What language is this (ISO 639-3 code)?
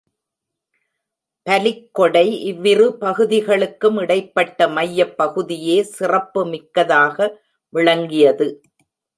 tam